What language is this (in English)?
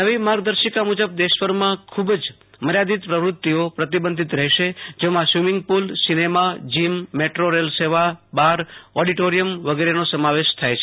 Gujarati